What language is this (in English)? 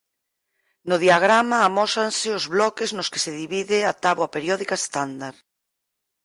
Galician